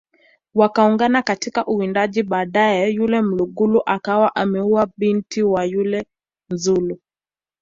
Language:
Swahili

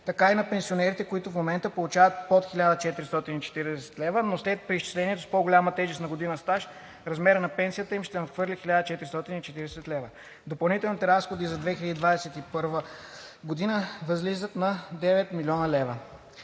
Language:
Bulgarian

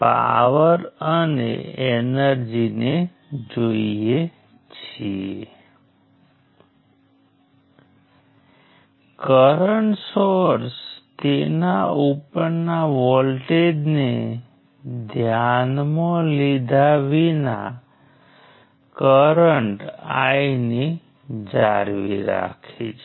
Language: Gujarati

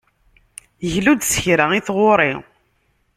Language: Kabyle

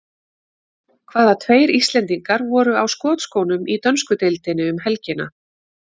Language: Icelandic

